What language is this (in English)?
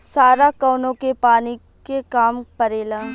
Bhojpuri